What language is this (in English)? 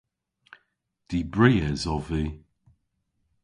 Cornish